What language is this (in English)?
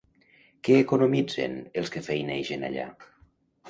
Catalan